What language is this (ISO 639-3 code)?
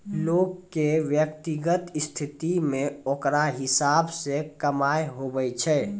mai